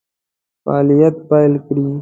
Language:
Pashto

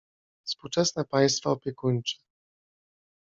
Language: Polish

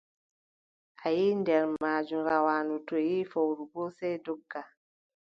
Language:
Adamawa Fulfulde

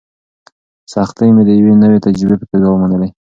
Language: Pashto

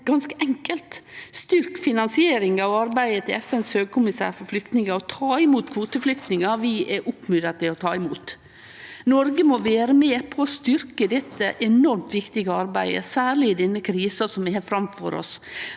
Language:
Norwegian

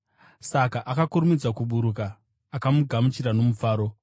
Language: Shona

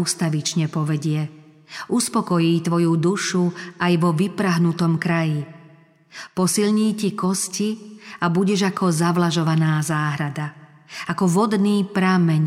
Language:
Slovak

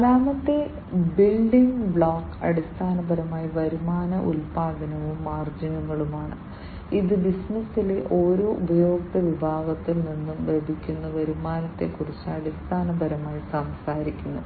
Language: Malayalam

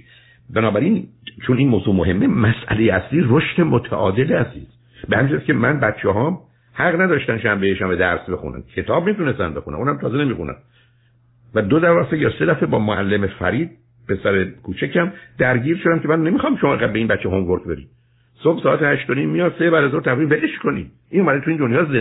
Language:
Persian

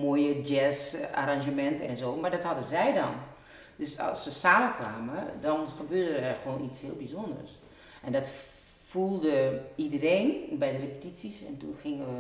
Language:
Dutch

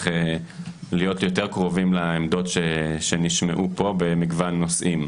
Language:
Hebrew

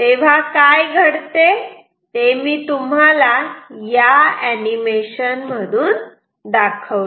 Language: Marathi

